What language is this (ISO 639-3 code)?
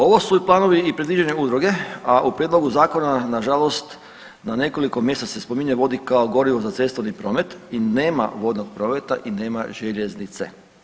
hrv